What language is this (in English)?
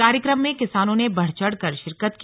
Hindi